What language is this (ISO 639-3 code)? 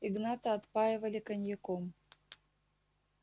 rus